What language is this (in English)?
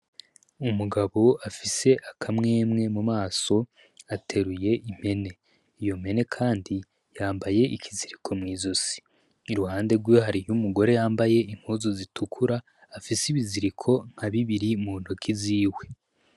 Rundi